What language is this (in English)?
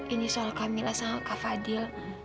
Indonesian